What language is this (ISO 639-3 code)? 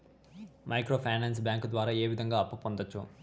tel